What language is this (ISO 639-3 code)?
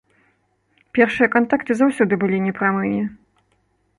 bel